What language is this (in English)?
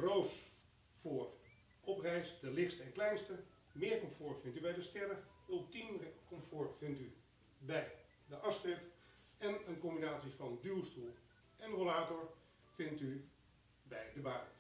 Dutch